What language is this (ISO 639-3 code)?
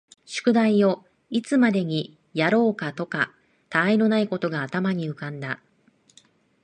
jpn